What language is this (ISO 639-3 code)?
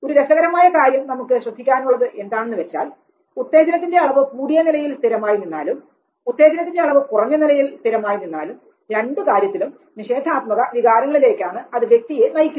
mal